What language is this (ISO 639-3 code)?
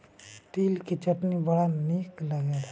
bho